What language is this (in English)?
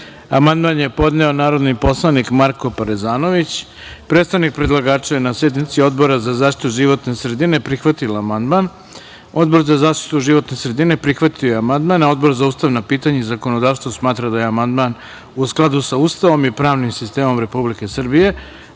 Serbian